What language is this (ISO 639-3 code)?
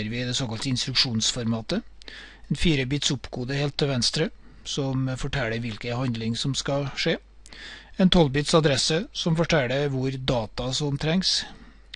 nor